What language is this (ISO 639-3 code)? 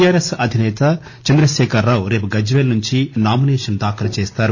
tel